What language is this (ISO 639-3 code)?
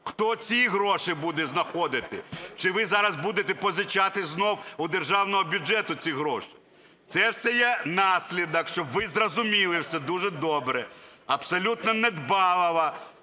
ukr